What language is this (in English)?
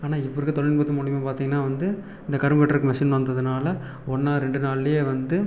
Tamil